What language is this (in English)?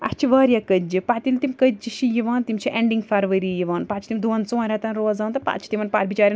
Kashmiri